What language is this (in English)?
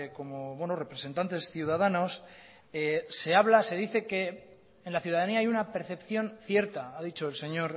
Spanish